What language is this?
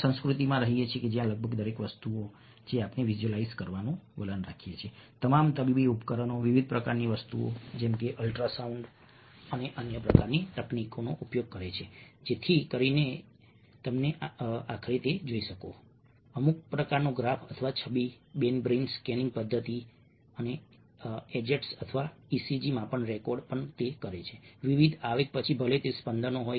Gujarati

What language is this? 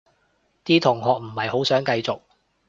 Cantonese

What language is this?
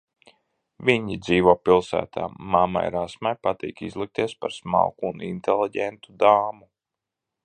Latvian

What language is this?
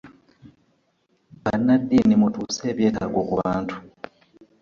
Ganda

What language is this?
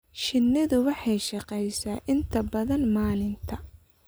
Somali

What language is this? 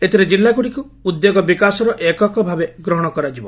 Odia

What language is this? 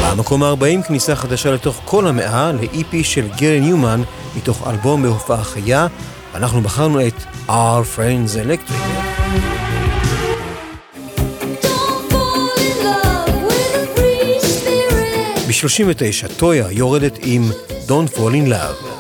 Hebrew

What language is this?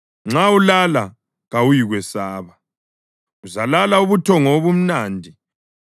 North Ndebele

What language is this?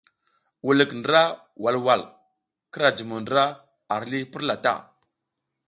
South Giziga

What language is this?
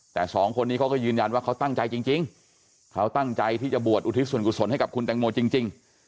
Thai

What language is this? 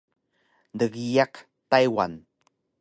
Taroko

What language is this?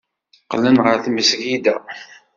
Kabyle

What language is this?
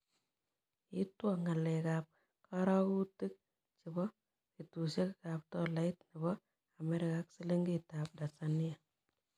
Kalenjin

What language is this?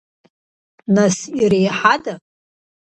Abkhazian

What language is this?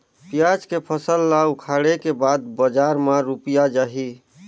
Chhattisgarhi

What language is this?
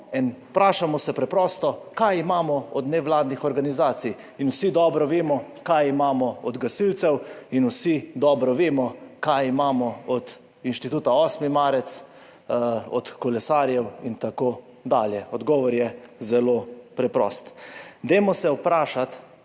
Slovenian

